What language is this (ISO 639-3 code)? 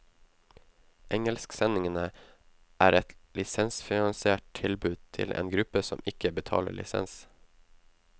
nor